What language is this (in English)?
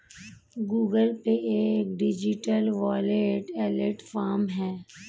Hindi